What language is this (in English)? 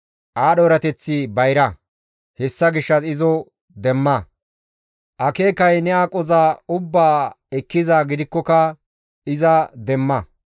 Gamo